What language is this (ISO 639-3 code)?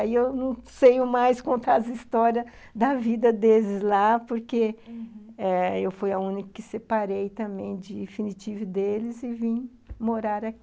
por